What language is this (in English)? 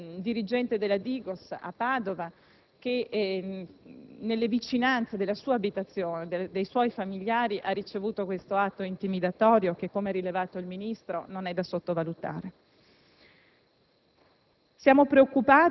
Italian